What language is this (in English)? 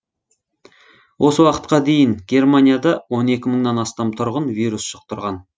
Kazakh